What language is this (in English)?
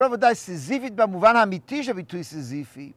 Hebrew